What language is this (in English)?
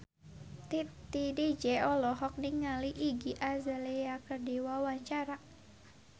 Sundanese